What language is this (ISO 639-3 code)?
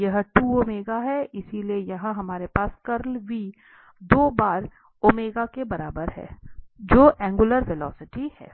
hin